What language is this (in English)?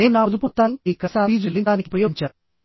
Telugu